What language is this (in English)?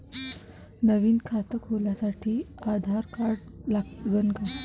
Marathi